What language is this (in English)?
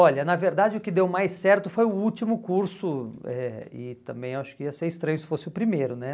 Portuguese